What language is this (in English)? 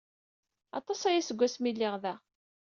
Kabyle